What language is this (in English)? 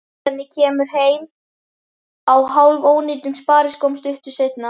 Icelandic